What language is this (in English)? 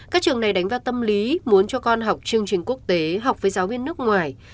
Vietnamese